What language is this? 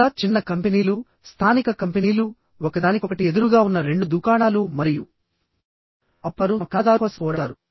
Telugu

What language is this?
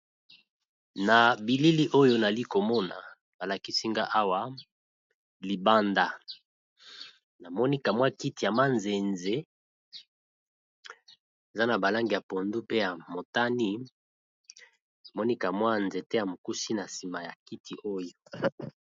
Lingala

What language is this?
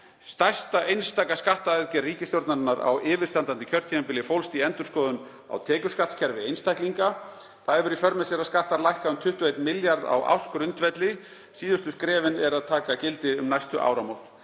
Icelandic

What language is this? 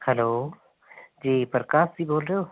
Hindi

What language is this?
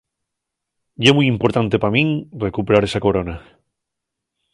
Asturian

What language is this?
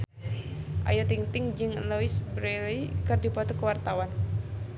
Sundanese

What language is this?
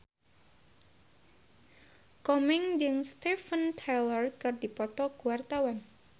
Sundanese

